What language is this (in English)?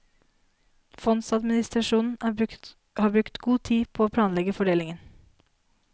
Norwegian